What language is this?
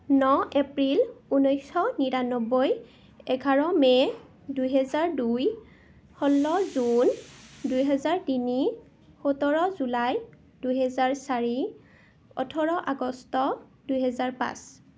Assamese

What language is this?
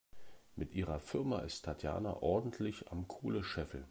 German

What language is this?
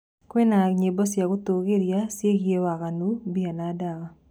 Kikuyu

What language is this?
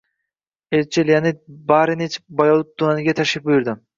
Uzbek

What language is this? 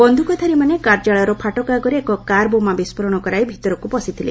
Odia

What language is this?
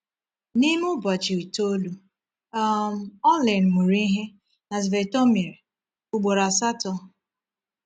Igbo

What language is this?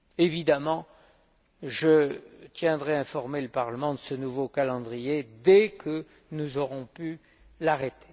French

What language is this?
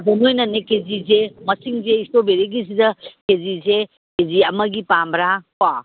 Manipuri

